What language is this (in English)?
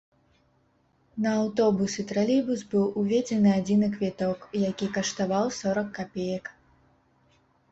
Belarusian